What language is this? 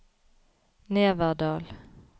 Norwegian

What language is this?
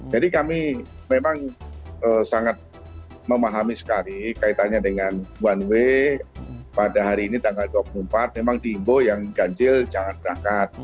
Indonesian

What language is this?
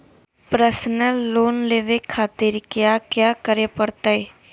Magahi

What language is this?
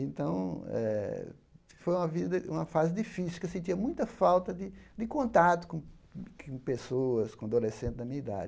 Portuguese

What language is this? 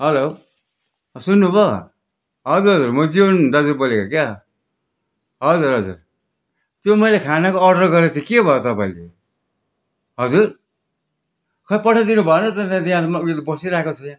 Nepali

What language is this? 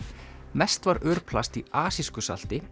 Icelandic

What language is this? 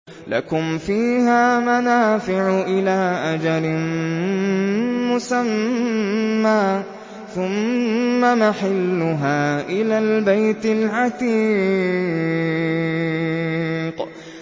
Arabic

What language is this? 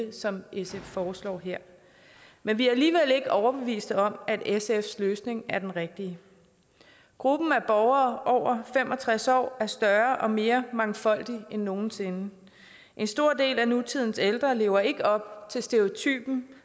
Danish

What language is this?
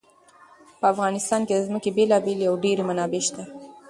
Pashto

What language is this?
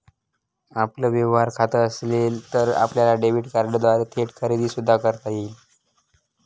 Marathi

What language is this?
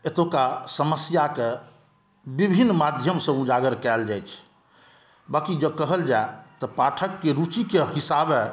Maithili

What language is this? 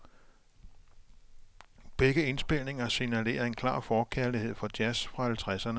Danish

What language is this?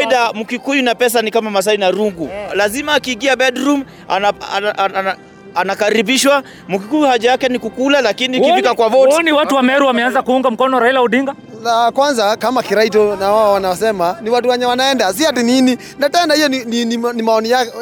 Swahili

